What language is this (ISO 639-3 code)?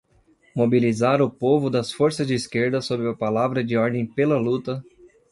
por